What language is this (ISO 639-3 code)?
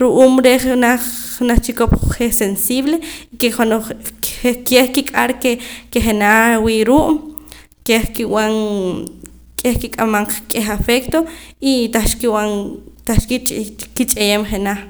poc